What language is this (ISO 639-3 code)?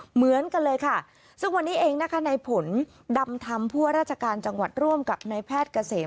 tha